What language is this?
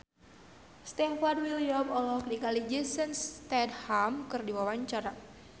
Sundanese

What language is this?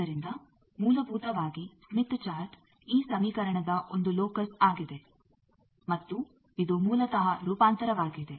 Kannada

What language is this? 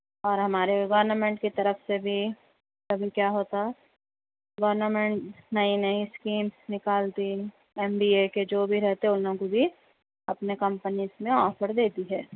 Urdu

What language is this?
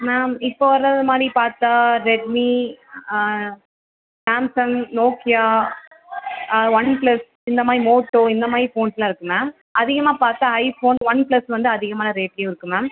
Tamil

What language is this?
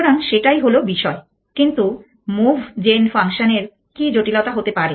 Bangla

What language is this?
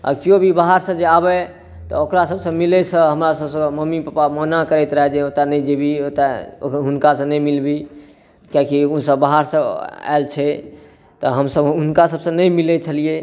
Maithili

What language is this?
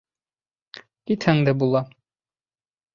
Bashkir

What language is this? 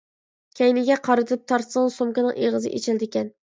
Uyghur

